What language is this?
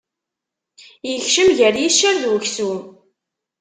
Kabyle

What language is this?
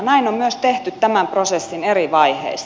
Finnish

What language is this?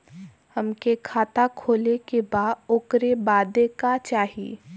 Bhojpuri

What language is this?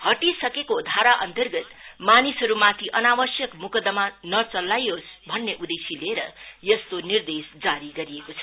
Nepali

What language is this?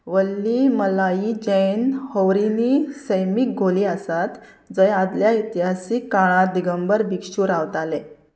Konkani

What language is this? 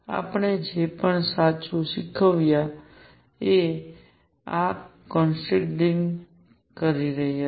Gujarati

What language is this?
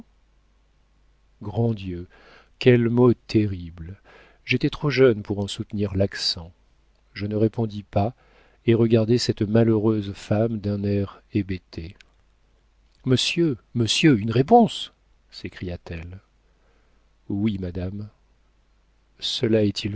French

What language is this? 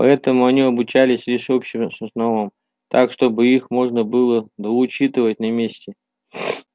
Russian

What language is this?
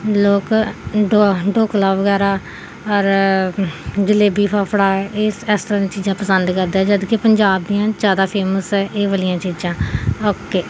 Punjabi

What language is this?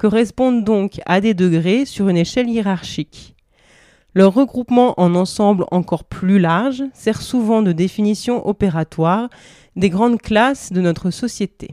French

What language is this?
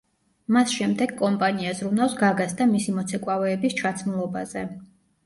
Georgian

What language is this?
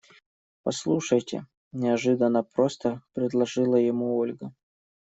Russian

